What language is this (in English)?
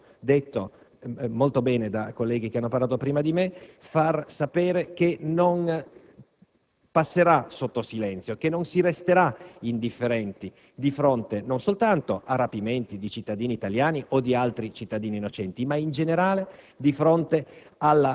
Italian